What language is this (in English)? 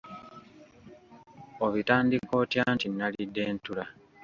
Ganda